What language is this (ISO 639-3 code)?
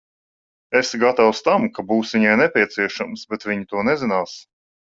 lav